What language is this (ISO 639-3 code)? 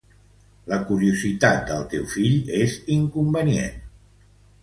cat